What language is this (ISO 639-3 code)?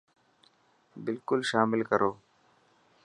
mki